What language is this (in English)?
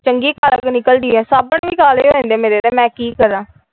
Punjabi